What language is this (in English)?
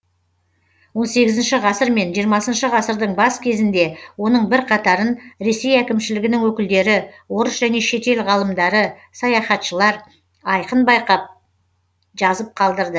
Kazakh